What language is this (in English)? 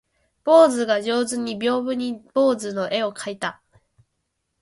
Japanese